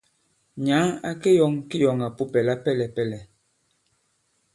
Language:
Bankon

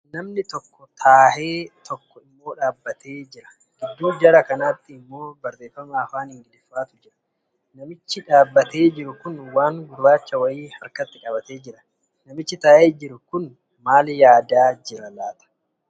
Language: Oromo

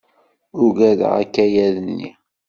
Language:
Kabyle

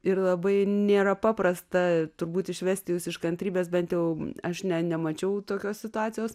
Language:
Lithuanian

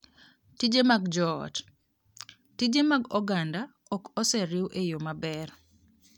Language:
Luo (Kenya and Tanzania)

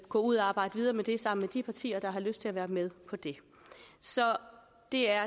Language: Danish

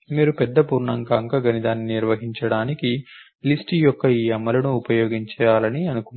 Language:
Telugu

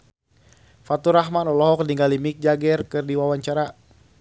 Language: Sundanese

